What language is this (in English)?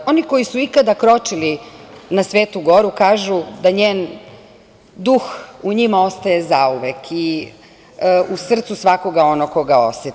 Serbian